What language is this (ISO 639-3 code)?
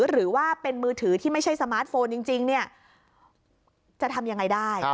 tha